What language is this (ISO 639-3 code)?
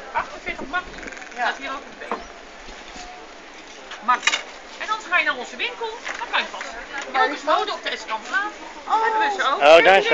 nld